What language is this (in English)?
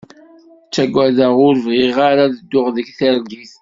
Kabyle